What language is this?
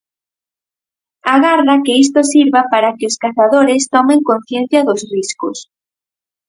Galician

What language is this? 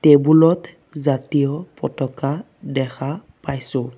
Assamese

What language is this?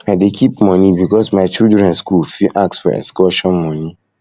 Nigerian Pidgin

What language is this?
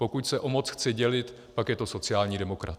Czech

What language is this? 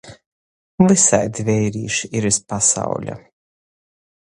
Latgalian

